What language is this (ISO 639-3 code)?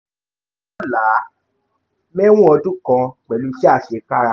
yor